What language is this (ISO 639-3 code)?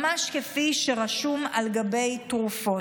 heb